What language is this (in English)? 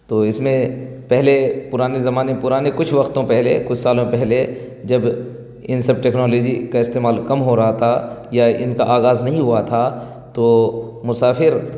Urdu